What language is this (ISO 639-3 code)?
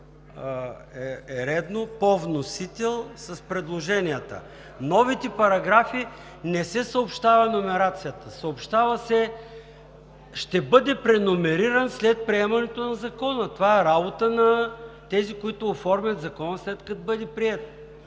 bul